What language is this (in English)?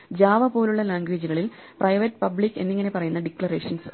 Malayalam